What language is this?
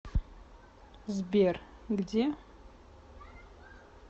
Russian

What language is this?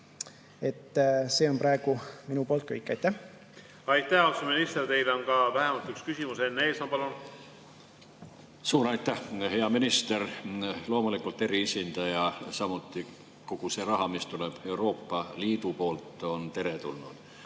Estonian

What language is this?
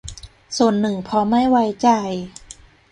Thai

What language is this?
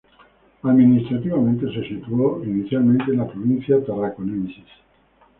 Spanish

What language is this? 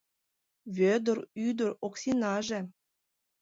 Mari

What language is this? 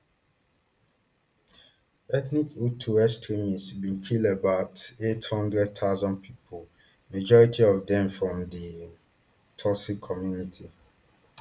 Nigerian Pidgin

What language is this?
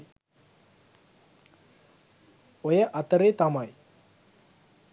Sinhala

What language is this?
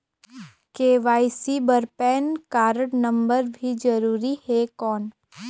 Chhattisgarhi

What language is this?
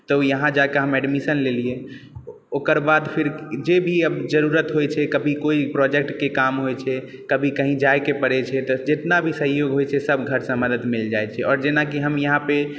Maithili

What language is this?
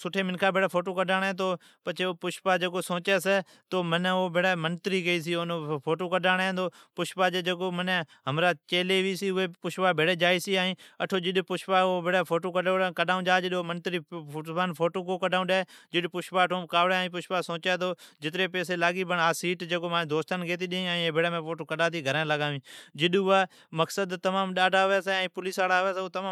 Od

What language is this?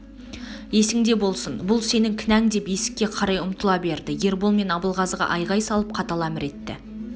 Kazakh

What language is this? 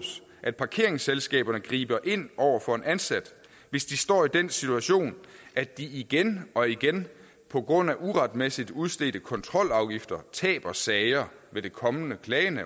Danish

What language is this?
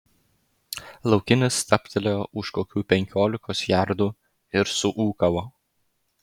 Lithuanian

